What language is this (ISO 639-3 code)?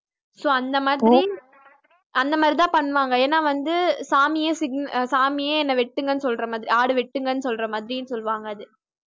tam